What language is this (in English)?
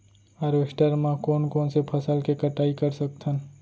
Chhattisgarhi